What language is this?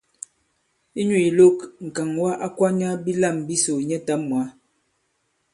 Bankon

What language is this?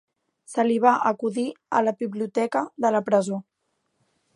Catalan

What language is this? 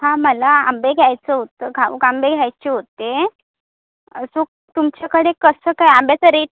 Marathi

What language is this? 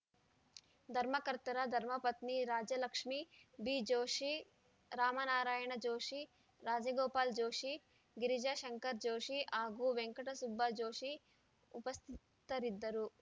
Kannada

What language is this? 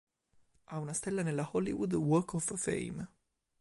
Italian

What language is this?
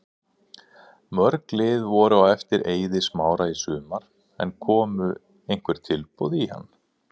Icelandic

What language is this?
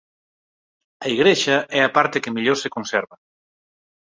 Galician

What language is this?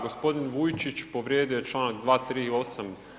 Croatian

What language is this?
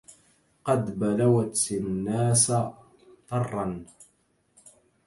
Arabic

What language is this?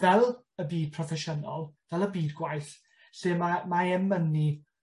Welsh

